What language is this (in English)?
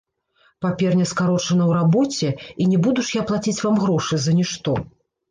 Belarusian